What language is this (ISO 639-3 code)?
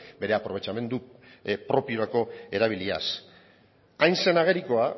eus